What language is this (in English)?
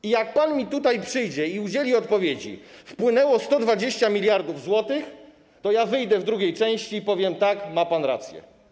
Polish